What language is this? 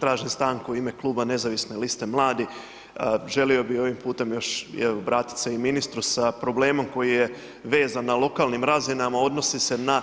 Croatian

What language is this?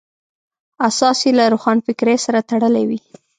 Pashto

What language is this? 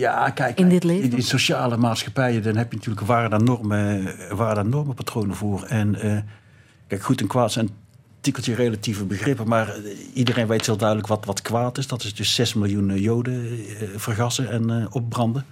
Dutch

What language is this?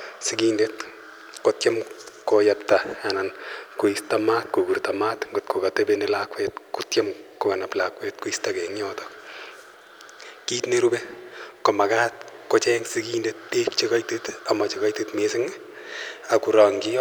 Kalenjin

